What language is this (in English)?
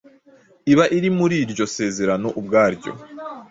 Kinyarwanda